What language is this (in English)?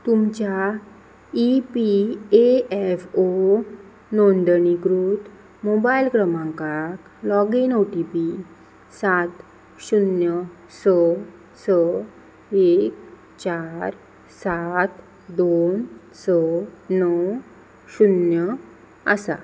Konkani